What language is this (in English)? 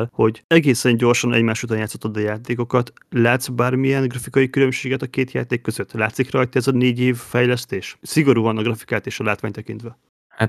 Hungarian